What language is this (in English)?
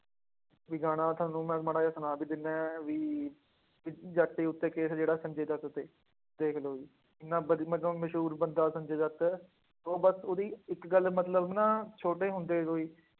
Punjabi